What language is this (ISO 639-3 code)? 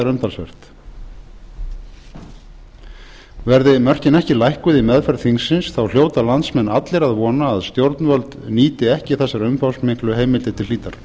isl